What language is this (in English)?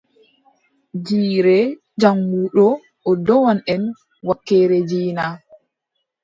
Adamawa Fulfulde